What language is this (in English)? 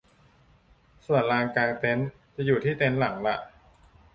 Thai